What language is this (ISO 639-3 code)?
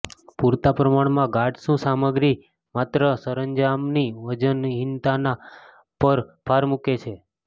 guj